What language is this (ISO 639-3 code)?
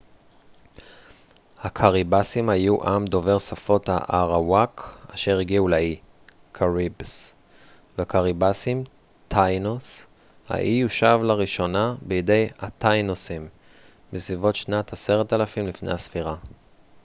heb